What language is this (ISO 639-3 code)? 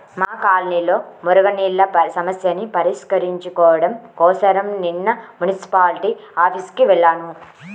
tel